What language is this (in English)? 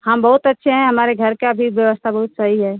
Hindi